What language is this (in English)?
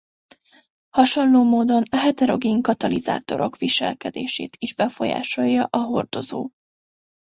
Hungarian